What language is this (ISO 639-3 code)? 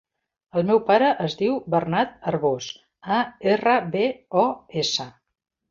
cat